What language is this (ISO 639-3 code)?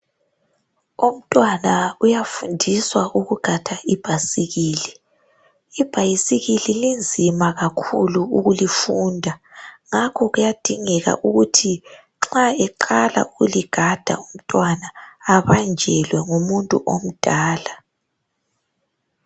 nde